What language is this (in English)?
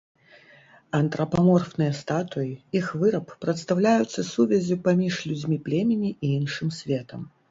Belarusian